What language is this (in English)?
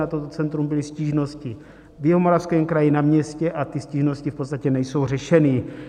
Czech